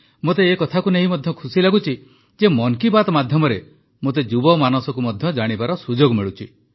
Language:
Odia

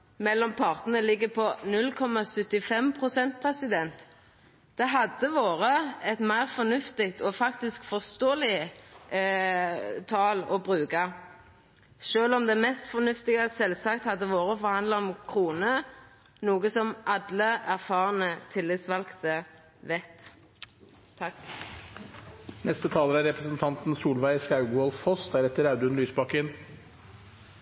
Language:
Norwegian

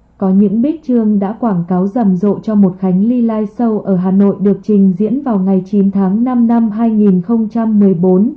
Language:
Vietnamese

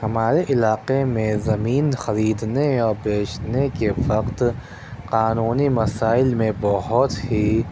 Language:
Urdu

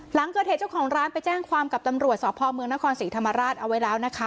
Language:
Thai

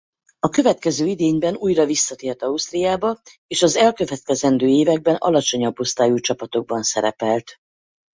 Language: Hungarian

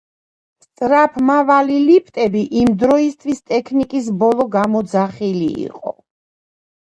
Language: Georgian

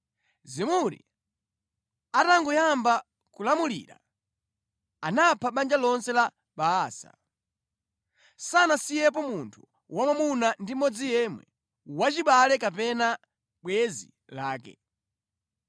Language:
Nyanja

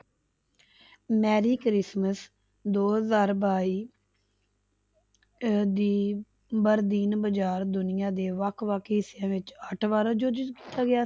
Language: Punjabi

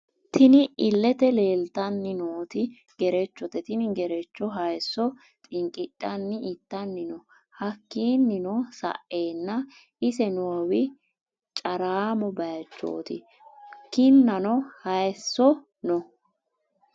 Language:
Sidamo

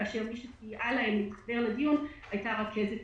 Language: Hebrew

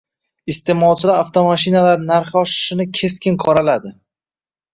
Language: Uzbek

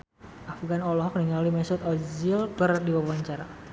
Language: Sundanese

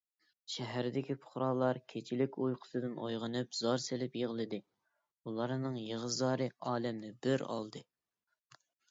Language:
Uyghur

